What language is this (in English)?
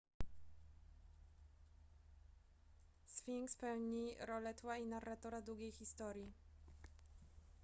Polish